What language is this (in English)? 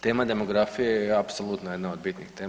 Croatian